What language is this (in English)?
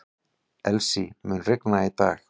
Icelandic